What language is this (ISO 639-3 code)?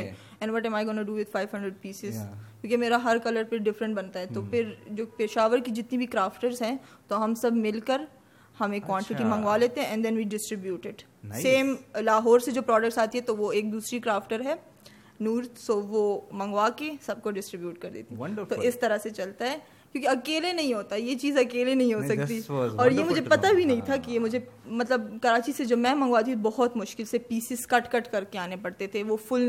urd